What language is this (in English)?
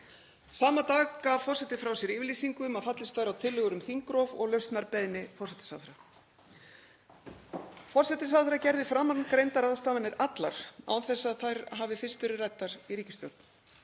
Icelandic